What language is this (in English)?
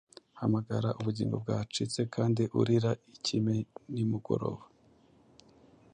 Kinyarwanda